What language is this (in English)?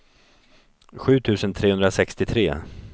Swedish